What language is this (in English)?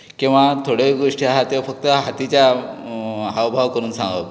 Konkani